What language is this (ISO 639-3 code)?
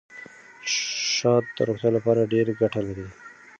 pus